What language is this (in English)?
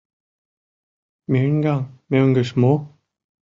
Mari